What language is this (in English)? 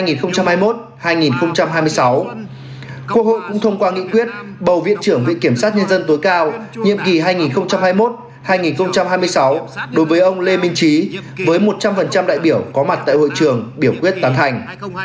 Vietnamese